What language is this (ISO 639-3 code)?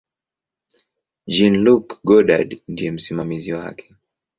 swa